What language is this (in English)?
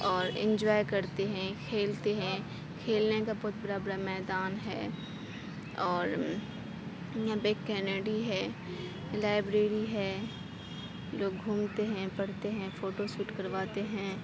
Urdu